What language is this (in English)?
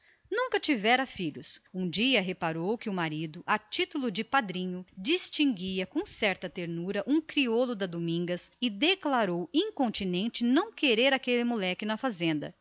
Portuguese